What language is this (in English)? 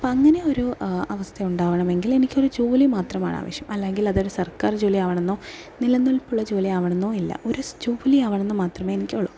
Malayalam